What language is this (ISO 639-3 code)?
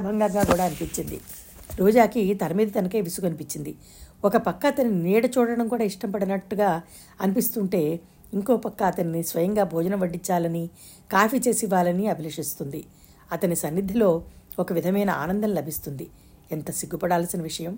tel